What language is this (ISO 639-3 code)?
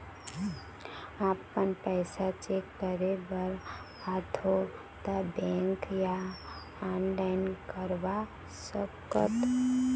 hne